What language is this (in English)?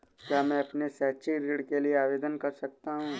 Hindi